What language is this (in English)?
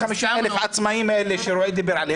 Hebrew